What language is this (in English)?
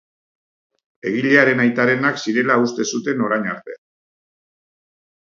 Basque